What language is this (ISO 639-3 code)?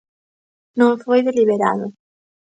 glg